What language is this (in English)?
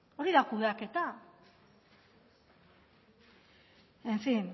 Basque